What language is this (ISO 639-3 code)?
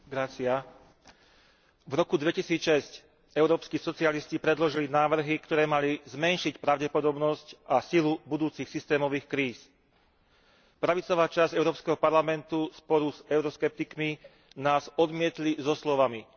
slk